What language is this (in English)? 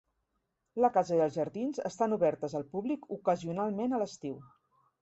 Catalan